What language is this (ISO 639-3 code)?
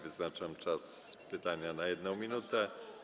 pol